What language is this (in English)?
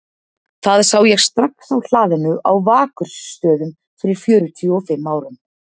Icelandic